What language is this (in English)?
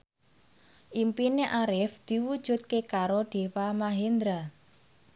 Javanese